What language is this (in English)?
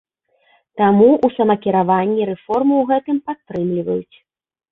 Belarusian